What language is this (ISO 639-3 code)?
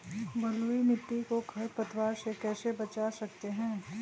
mag